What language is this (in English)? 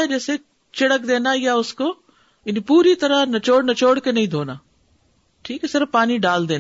Urdu